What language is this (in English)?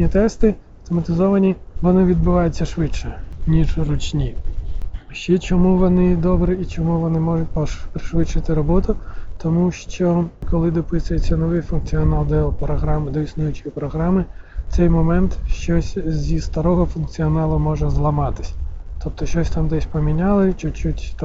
Ukrainian